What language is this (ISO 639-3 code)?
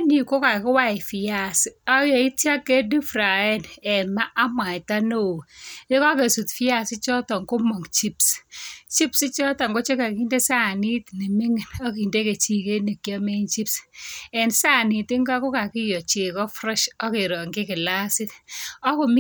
kln